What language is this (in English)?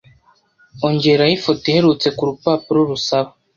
Kinyarwanda